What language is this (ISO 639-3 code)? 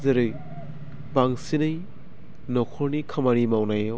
brx